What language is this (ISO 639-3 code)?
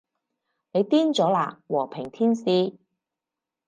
yue